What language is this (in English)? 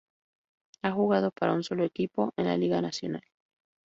Spanish